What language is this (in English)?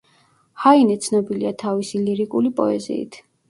Georgian